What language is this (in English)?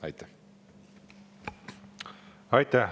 Estonian